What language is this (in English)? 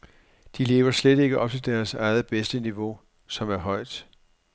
Danish